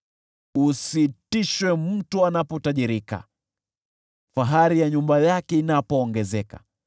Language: Swahili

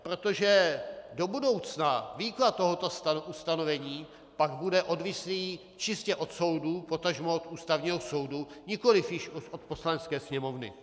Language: Czech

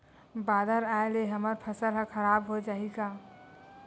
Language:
Chhattisgarhi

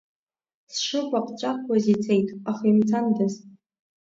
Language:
Abkhazian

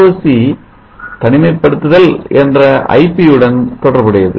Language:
Tamil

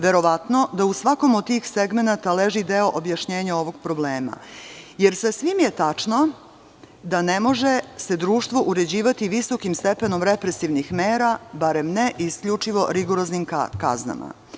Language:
Serbian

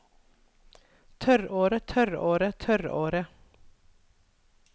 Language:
Norwegian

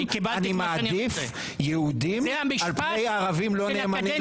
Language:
Hebrew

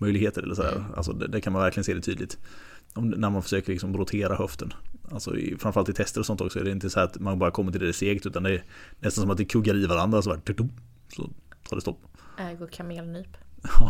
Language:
Swedish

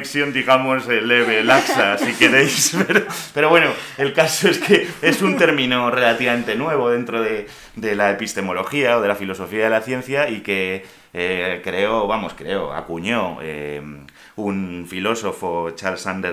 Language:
Spanish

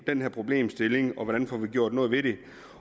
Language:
Danish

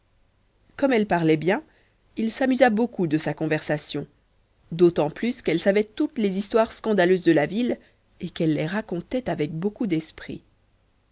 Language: French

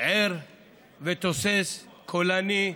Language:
Hebrew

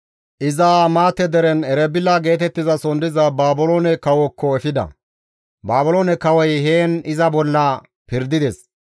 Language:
Gamo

